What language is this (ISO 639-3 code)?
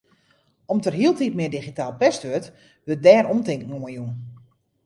fry